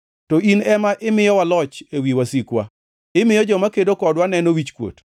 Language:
Luo (Kenya and Tanzania)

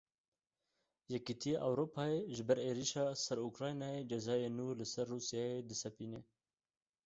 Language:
Kurdish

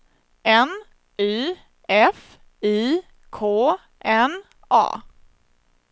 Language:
Swedish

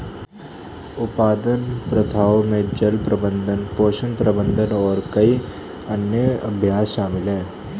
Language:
Hindi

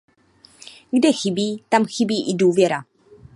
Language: Czech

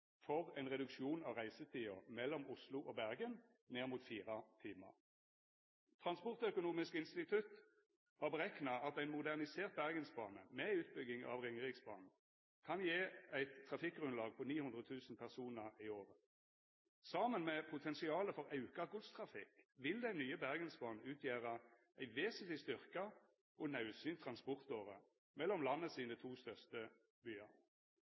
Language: Norwegian Nynorsk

